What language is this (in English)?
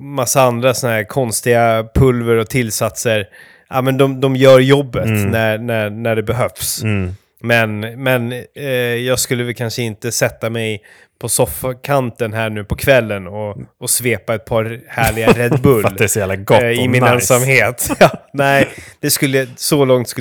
Swedish